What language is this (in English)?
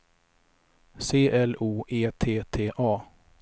Swedish